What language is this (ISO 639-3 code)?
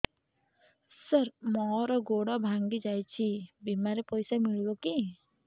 ori